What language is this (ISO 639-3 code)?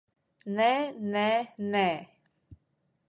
lav